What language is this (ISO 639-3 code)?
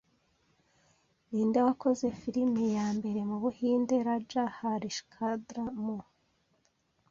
kin